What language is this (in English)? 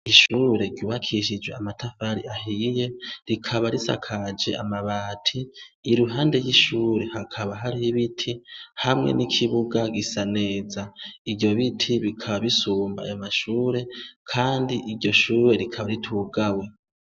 Rundi